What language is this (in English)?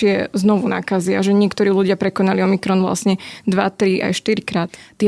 Slovak